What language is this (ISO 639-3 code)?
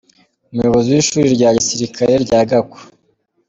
kin